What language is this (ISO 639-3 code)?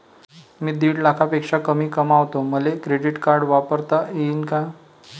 mar